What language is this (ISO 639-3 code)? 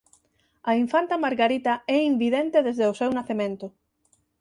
glg